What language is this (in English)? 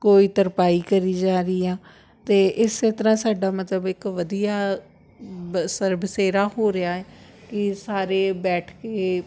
Punjabi